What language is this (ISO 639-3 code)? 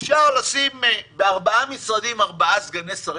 heb